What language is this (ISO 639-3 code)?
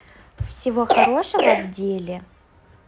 rus